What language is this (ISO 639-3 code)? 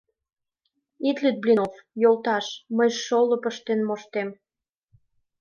chm